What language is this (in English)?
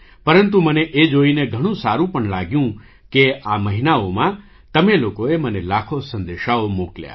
Gujarati